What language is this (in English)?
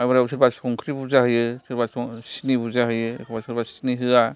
Bodo